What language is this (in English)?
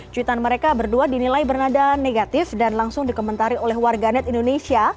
Indonesian